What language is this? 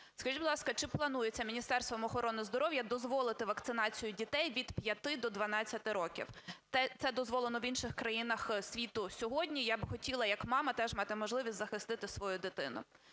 Ukrainian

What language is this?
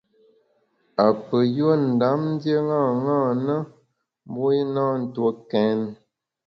Bamun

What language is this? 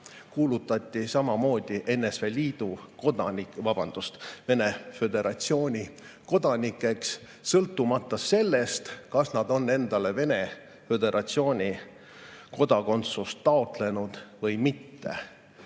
Estonian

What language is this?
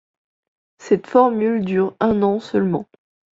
French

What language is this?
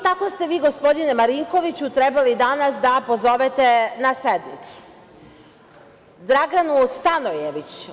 Serbian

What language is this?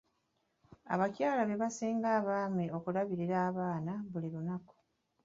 Ganda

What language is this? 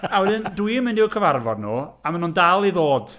Welsh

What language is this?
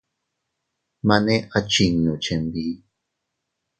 Teutila Cuicatec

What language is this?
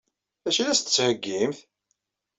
Kabyle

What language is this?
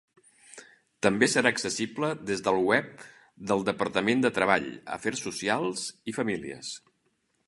Catalan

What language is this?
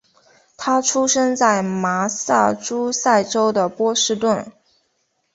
Chinese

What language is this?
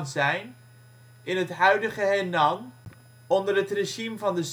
Dutch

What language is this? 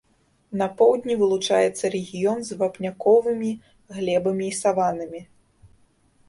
Belarusian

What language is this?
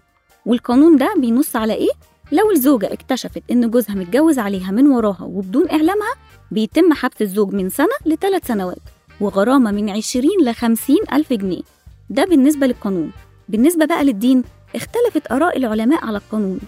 Arabic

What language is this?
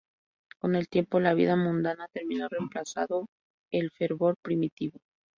Spanish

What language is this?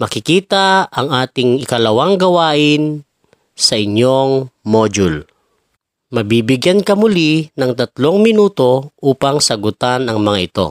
Filipino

